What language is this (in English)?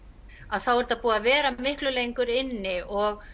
Icelandic